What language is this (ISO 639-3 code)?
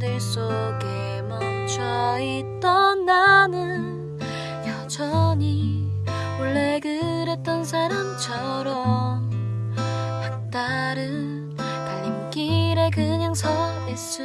kor